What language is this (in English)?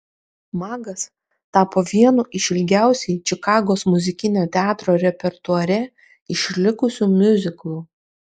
Lithuanian